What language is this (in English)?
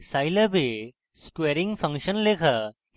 Bangla